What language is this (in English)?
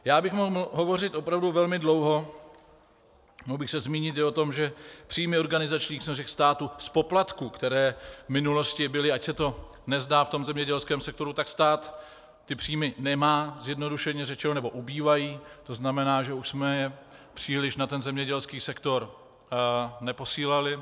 Czech